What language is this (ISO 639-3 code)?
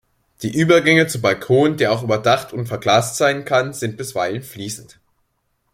deu